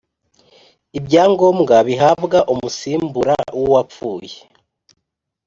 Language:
Kinyarwanda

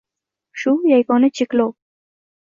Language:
Uzbek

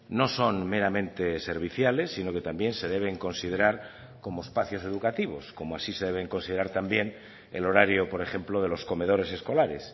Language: Spanish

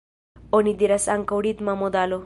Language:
Esperanto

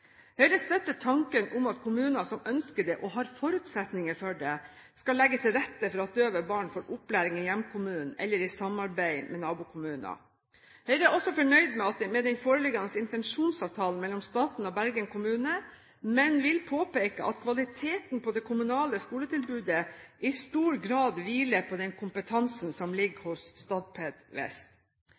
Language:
Norwegian Bokmål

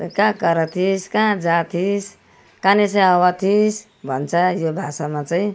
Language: Nepali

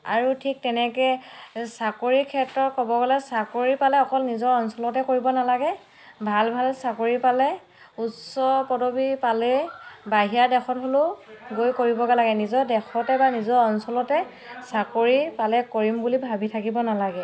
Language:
Assamese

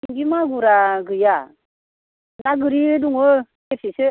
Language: Bodo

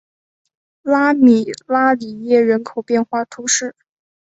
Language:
Chinese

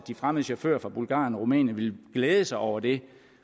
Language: Danish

